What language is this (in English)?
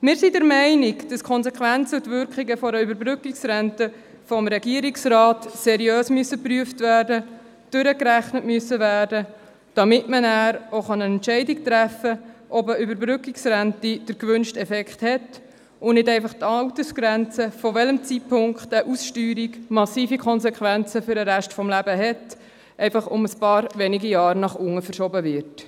Swiss German